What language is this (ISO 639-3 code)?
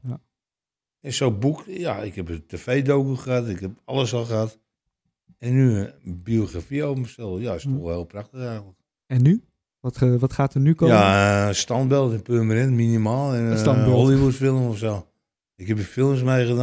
nld